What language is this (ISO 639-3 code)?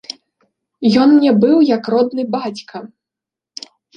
bel